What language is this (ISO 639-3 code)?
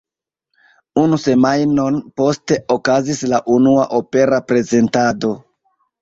epo